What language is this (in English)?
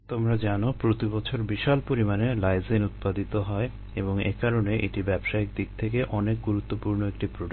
Bangla